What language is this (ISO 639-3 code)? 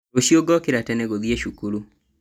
kik